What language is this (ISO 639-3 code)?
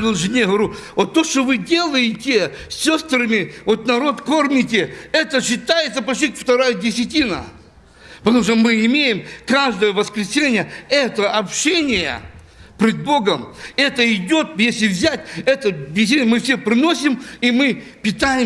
rus